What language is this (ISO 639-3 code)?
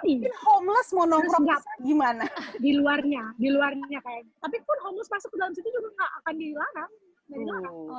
ind